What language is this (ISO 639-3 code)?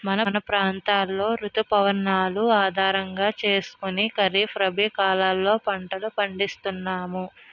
tel